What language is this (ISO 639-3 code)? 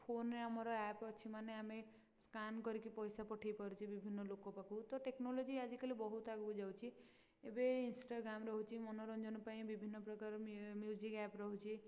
ori